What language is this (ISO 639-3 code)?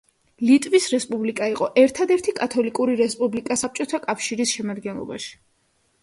kat